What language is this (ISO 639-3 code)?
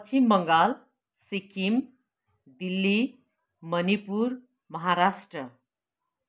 nep